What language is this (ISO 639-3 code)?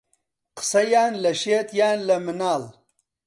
ckb